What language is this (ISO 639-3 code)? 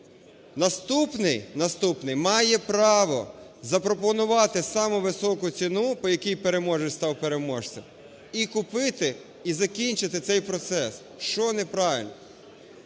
ukr